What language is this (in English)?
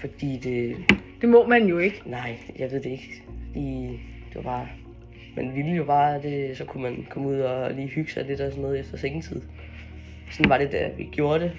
Danish